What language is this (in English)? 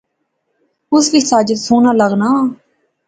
Pahari-Potwari